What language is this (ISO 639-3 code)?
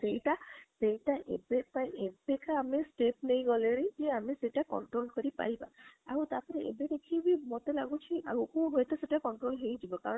ori